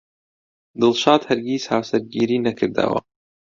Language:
Central Kurdish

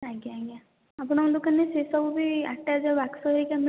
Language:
Odia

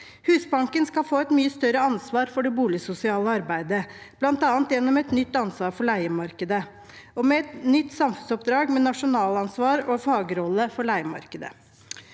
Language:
Norwegian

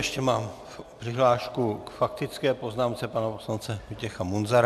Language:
Czech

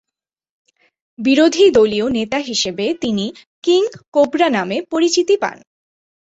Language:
Bangla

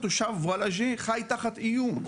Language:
Hebrew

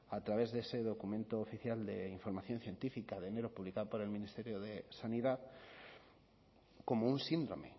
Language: Spanish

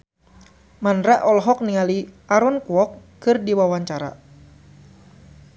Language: Sundanese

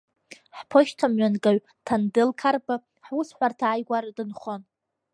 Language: Abkhazian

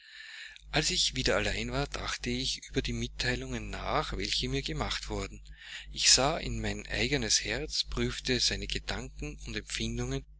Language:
German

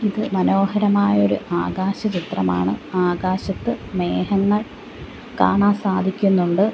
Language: Malayalam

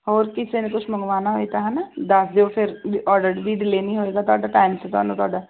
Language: Punjabi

